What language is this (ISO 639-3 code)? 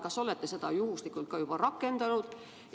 est